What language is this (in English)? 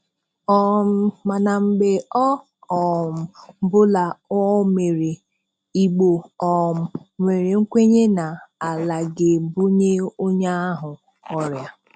Igbo